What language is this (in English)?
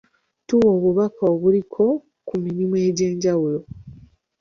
Ganda